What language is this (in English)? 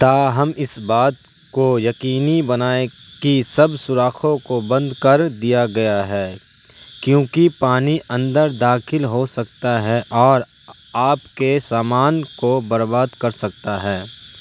Urdu